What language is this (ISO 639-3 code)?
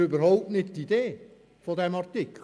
gsw